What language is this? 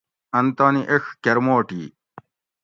Gawri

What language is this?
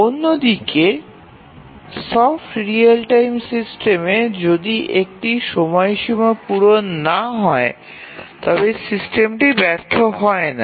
Bangla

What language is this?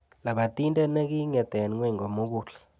Kalenjin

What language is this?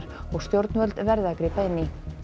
Icelandic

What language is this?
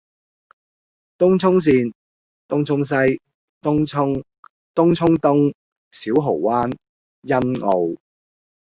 Cantonese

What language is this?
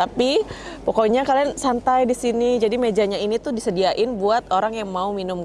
Indonesian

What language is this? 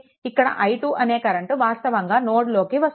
Telugu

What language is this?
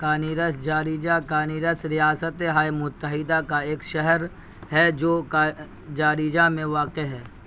Urdu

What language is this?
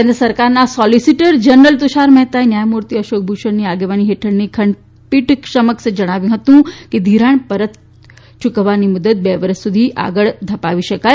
Gujarati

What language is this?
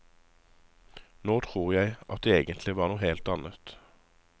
Norwegian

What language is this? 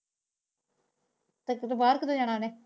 Punjabi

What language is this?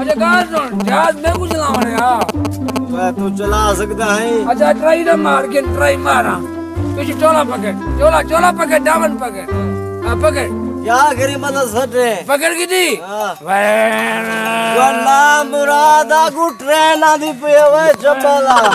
Hindi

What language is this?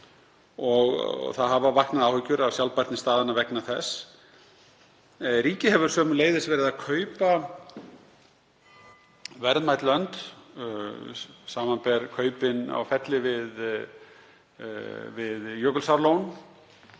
Icelandic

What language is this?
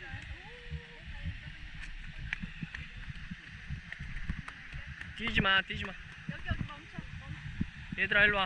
Korean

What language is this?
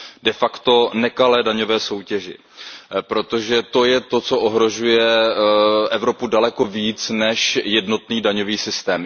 Czech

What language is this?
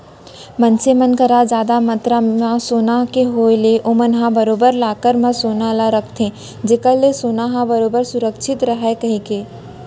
Chhattisgarhi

